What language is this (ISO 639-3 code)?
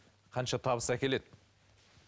kaz